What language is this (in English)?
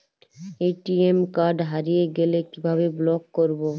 Bangla